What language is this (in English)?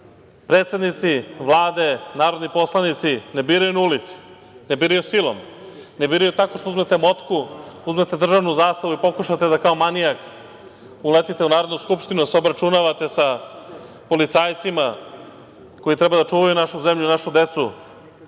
Serbian